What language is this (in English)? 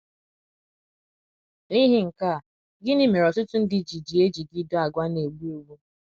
Igbo